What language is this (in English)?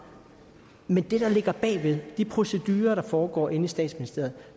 Danish